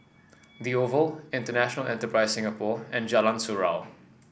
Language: English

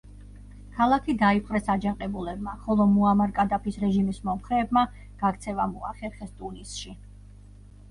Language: Georgian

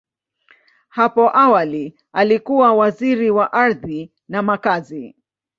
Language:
Swahili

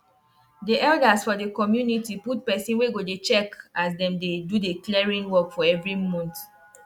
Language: Nigerian Pidgin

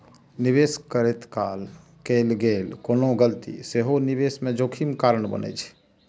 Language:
Maithili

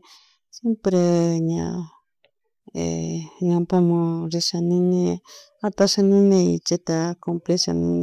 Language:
Chimborazo Highland Quichua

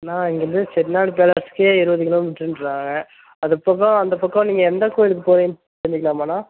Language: Tamil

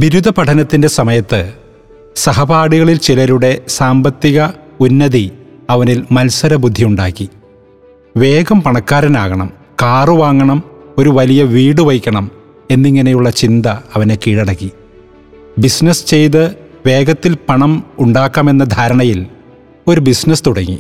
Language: Malayalam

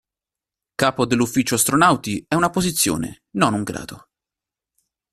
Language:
Italian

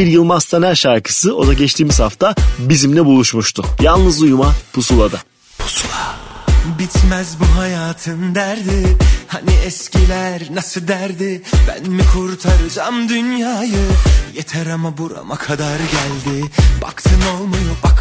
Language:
Turkish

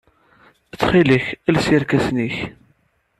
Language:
Kabyle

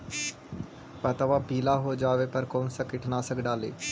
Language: Magahi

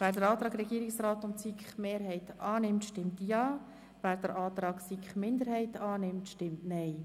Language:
Swiss German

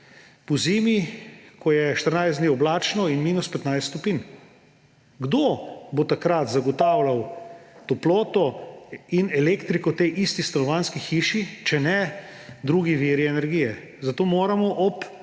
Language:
Slovenian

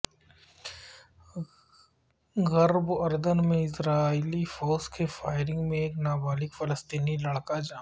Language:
Urdu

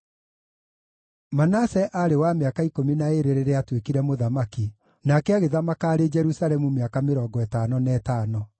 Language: Kikuyu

